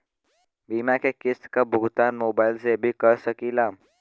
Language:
Bhojpuri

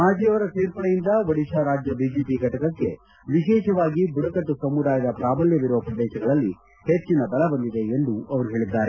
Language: Kannada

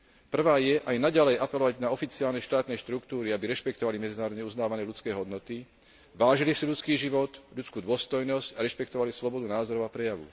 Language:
Slovak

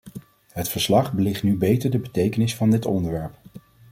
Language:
Dutch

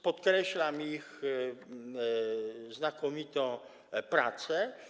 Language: Polish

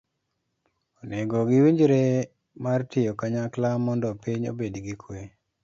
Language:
Luo (Kenya and Tanzania)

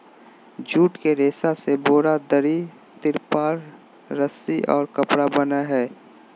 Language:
Magahi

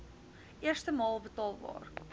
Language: Afrikaans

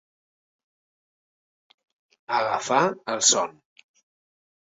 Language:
Catalan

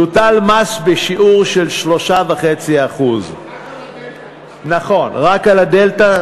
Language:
Hebrew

